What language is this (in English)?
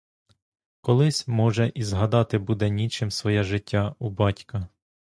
Ukrainian